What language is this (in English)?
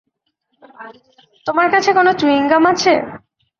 Bangla